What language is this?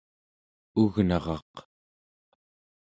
Central Yupik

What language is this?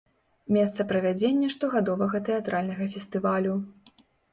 Belarusian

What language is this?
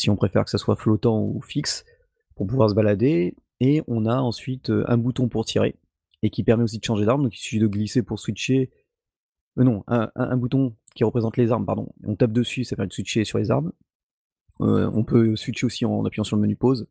French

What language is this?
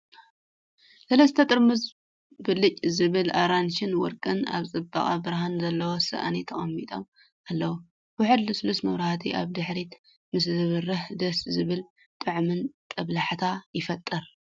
Tigrinya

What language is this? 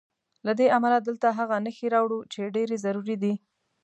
Pashto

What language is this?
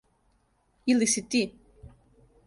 Serbian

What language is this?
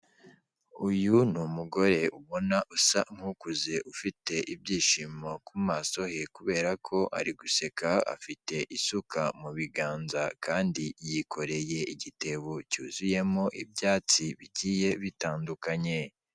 Kinyarwanda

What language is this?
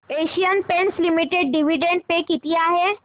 Marathi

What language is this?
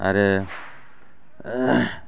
Bodo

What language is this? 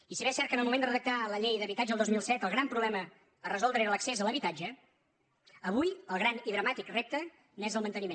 Catalan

